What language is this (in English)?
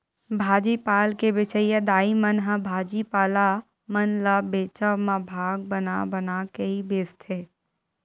Chhattisgarhi